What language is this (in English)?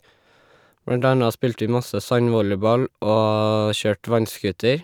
Norwegian